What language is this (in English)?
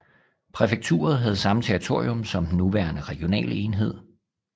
Danish